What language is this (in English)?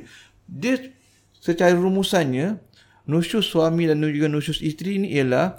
Malay